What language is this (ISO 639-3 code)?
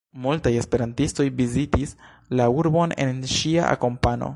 epo